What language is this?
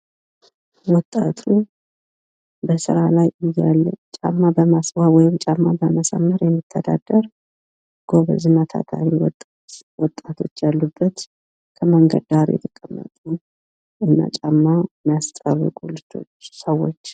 Amharic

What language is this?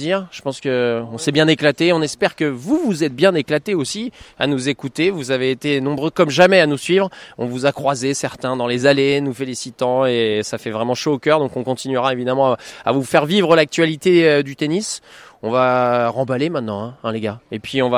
French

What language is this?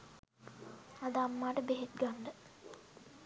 Sinhala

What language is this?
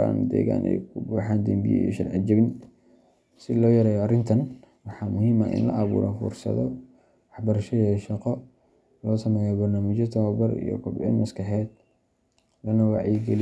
Somali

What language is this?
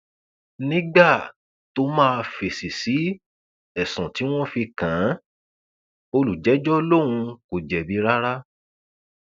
Yoruba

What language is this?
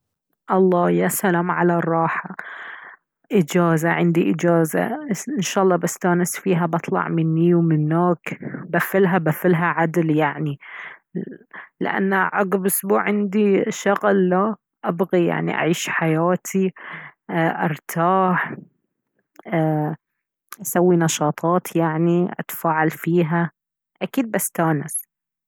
Baharna Arabic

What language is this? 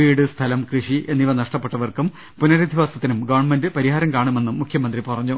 Malayalam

